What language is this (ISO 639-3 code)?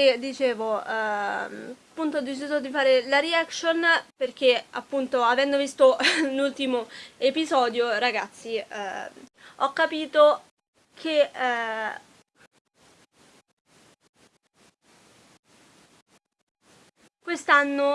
ita